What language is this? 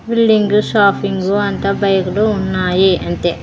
Telugu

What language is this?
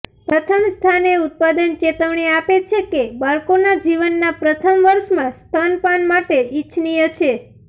Gujarati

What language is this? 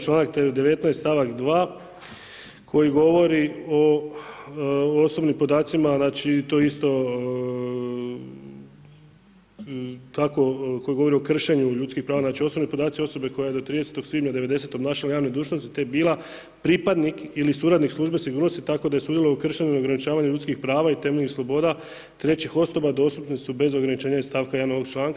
Croatian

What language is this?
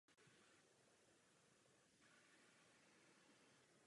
Czech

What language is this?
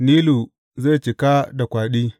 Hausa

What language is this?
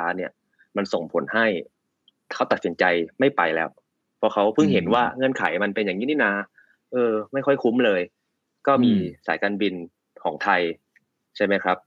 Thai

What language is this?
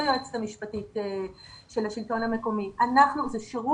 Hebrew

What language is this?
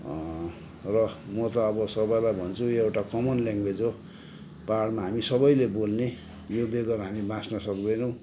Nepali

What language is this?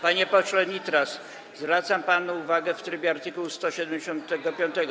Polish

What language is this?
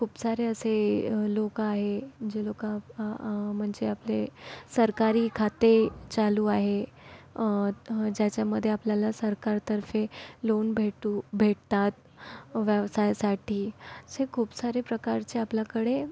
Marathi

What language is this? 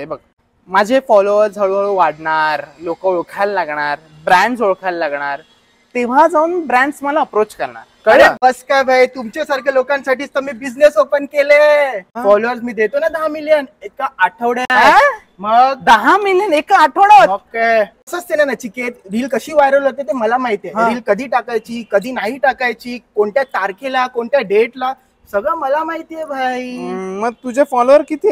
Marathi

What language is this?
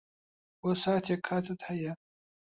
Central Kurdish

